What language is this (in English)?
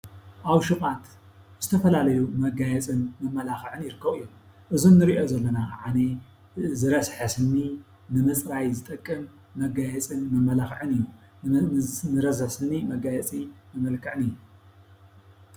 Tigrinya